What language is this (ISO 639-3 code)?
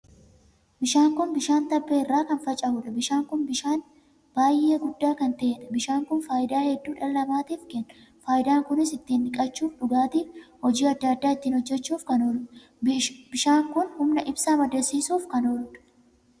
orm